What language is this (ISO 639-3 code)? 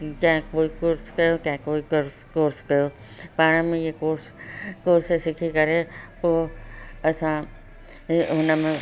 snd